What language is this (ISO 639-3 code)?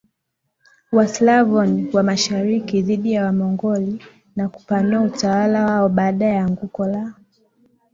swa